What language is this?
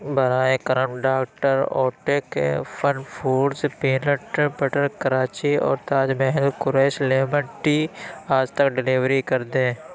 Urdu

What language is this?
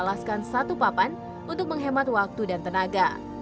Indonesian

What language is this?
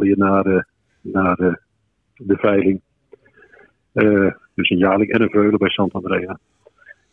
Dutch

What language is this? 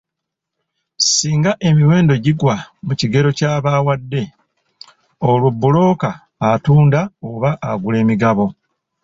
Ganda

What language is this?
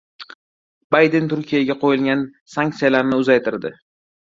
Uzbek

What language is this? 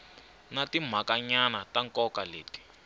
Tsonga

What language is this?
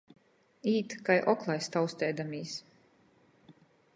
Latgalian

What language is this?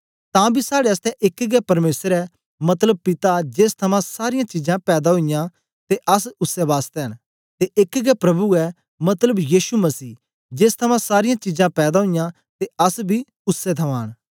Dogri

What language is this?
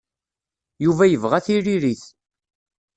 Kabyle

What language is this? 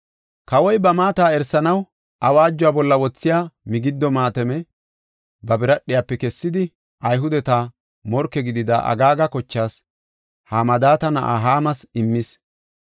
Gofa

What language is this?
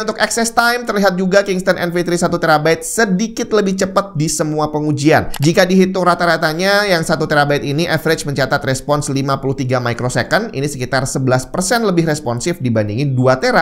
Indonesian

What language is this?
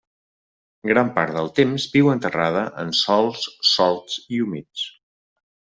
Catalan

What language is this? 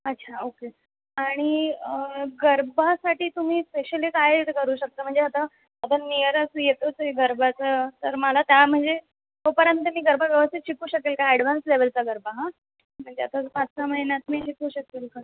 Marathi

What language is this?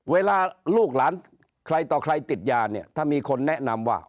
Thai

